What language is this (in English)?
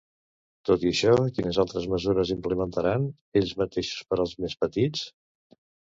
Catalan